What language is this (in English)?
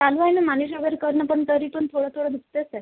Marathi